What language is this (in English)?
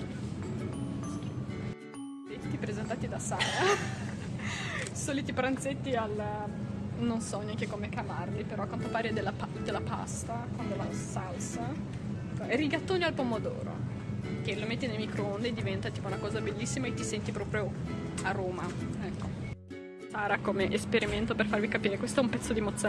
Italian